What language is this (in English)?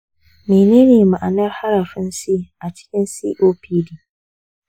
Hausa